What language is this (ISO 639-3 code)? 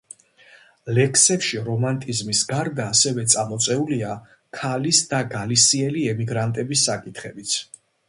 kat